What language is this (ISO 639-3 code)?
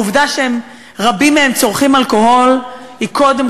heb